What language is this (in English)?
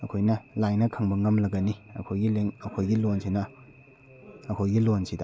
Manipuri